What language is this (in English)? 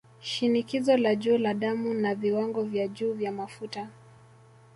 Swahili